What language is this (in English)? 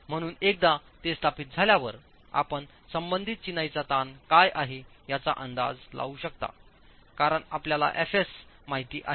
Marathi